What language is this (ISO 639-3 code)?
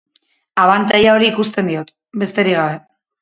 eus